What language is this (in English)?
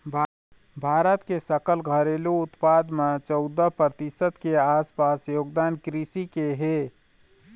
Chhattisgarhi